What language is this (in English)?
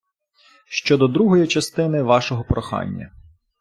Ukrainian